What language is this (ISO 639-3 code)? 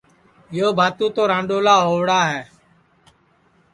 ssi